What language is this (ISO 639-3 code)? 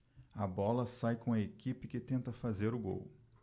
por